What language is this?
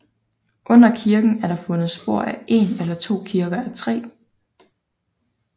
Danish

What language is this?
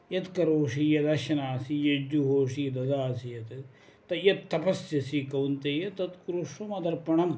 Sanskrit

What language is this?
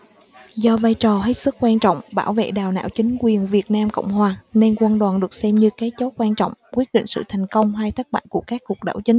Vietnamese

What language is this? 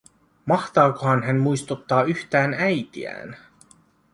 Finnish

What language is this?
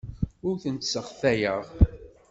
Kabyle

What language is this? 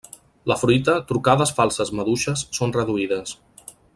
Catalan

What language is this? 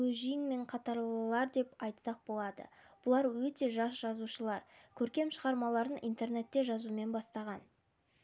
Kazakh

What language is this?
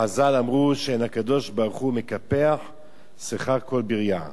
Hebrew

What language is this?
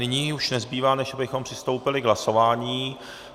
Czech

